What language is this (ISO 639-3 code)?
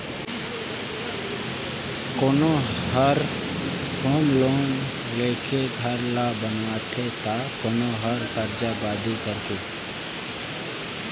hne